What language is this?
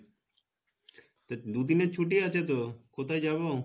Bangla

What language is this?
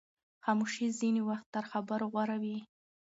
Pashto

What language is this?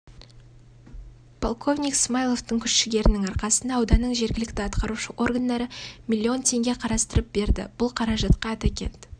Kazakh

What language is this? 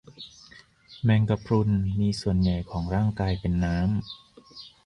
Thai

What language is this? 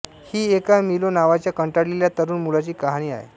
Marathi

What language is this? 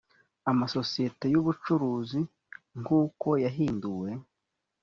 Kinyarwanda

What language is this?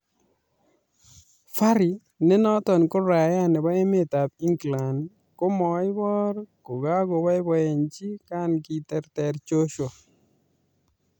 Kalenjin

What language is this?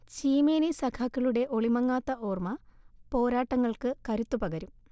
Malayalam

